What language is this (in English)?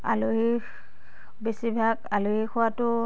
Assamese